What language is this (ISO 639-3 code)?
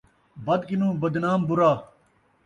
skr